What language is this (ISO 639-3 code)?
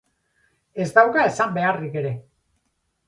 eus